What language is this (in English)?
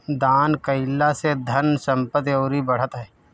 Bhojpuri